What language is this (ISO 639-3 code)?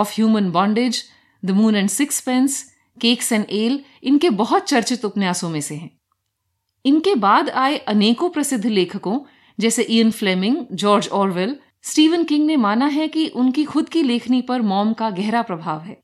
hin